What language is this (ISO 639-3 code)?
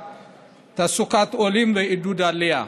heb